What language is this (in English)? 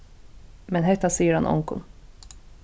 Faroese